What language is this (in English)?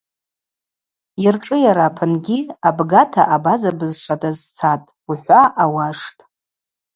Abaza